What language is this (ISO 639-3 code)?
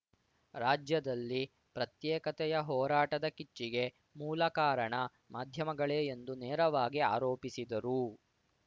kan